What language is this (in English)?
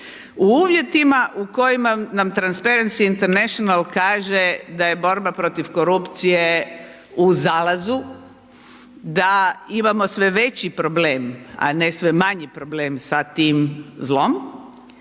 Croatian